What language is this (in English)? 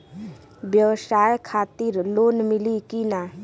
Bhojpuri